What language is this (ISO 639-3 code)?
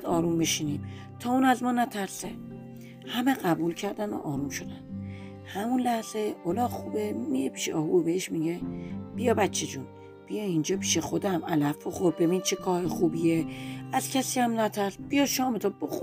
fas